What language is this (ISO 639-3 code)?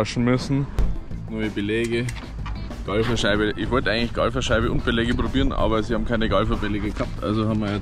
deu